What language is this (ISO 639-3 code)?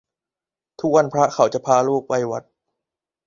tha